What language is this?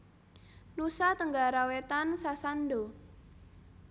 Javanese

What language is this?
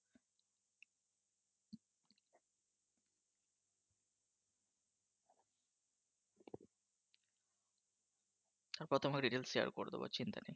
Bangla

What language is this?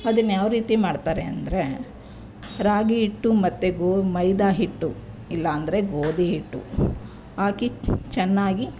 Kannada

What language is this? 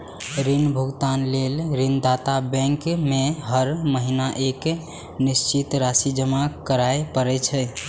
Maithili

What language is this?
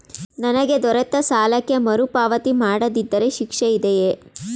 Kannada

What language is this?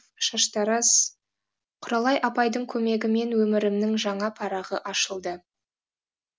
Kazakh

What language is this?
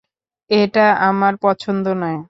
Bangla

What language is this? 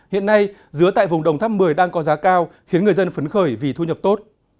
Vietnamese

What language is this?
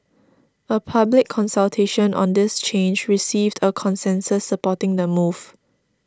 English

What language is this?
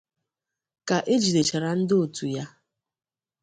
Igbo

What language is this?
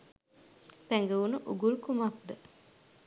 Sinhala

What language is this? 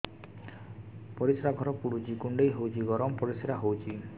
Odia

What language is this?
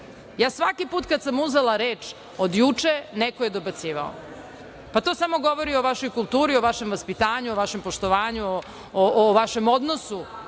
Serbian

